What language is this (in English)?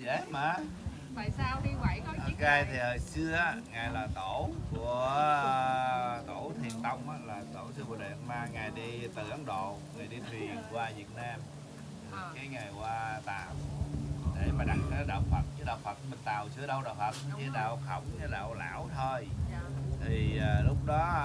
Vietnamese